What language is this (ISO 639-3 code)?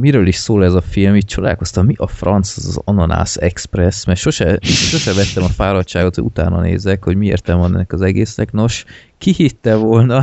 hun